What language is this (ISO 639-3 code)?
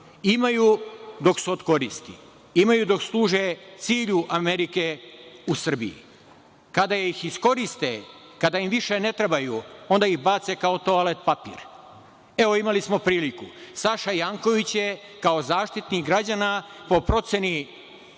srp